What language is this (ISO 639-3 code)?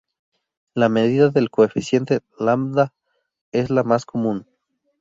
spa